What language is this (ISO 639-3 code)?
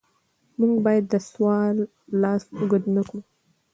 pus